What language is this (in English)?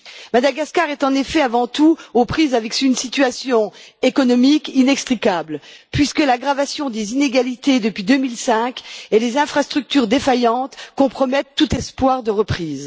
French